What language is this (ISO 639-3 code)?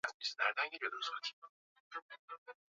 swa